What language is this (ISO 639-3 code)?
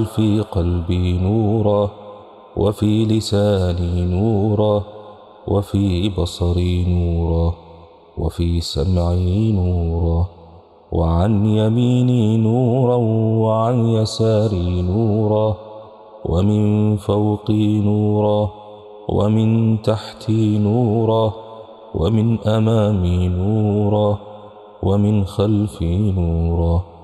ara